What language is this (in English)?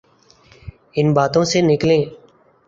Urdu